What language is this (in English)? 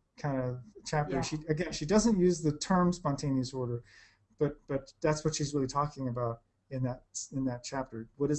English